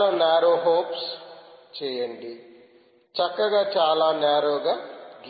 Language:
Telugu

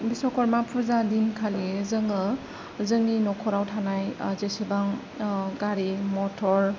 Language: Bodo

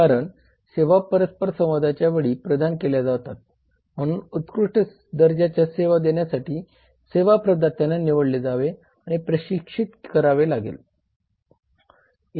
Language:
Marathi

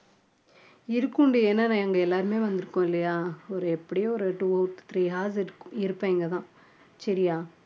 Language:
Tamil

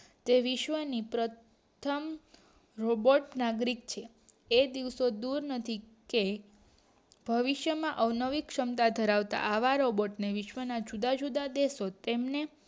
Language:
Gujarati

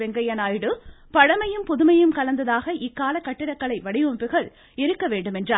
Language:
Tamil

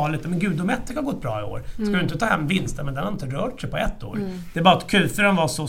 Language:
Swedish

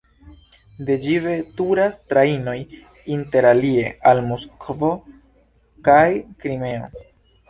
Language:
Esperanto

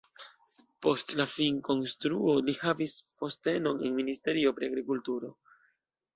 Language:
Esperanto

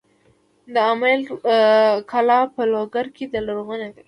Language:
Pashto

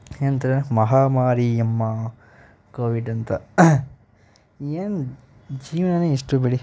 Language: Kannada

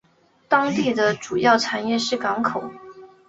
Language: Chinese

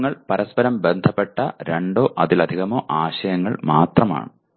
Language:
Malayalam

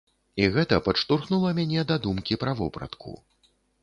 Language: Belarusian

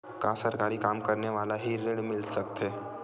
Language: Chhattisgarhi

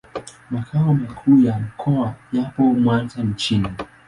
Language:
Swahili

